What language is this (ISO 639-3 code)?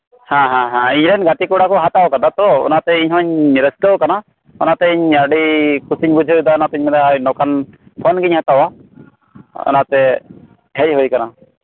sat